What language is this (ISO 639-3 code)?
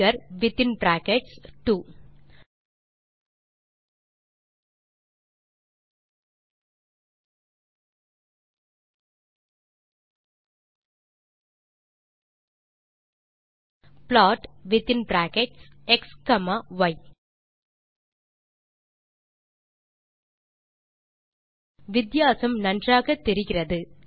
tam